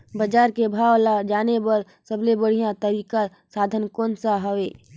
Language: Chhattisgarhi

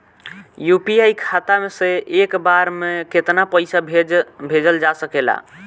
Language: Bhojpuri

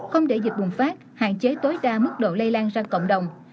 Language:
Vietnamese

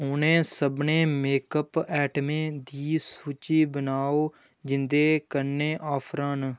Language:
Dogri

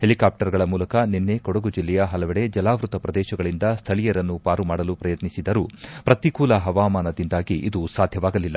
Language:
Kannada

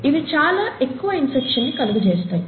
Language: Telugu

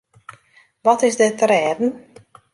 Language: Western Frisian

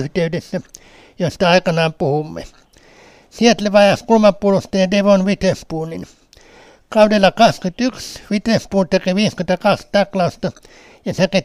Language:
Finnish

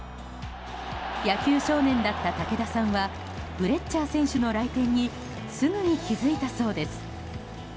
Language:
Japanese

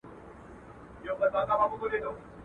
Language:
Pashto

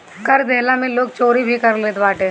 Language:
Bhojpuri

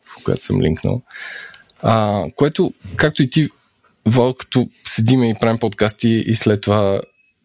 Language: Bulgarian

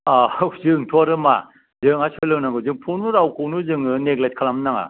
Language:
Bodo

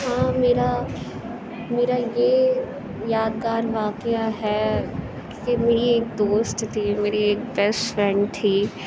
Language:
Urdu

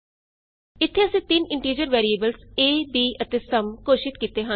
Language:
Punjabi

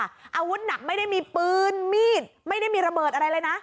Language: Thai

